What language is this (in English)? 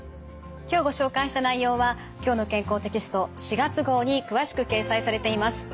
Japanese